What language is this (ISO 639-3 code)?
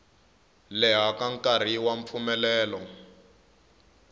tso